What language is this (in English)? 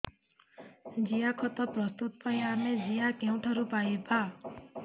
Odia